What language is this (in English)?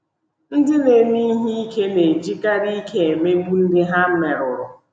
Igbo